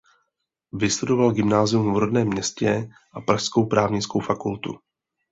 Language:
Czech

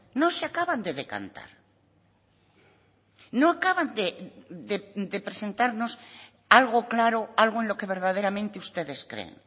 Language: Spanish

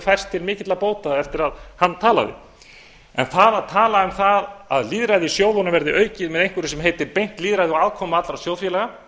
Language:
Icelandic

